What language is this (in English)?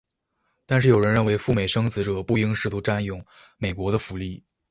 Chinese